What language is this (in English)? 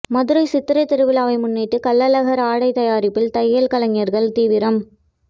Tamil